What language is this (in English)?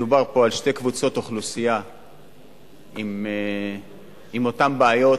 Hebrew